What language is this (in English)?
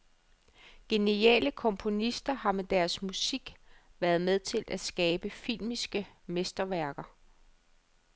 Danish